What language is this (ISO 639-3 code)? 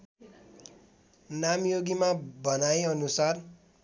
nep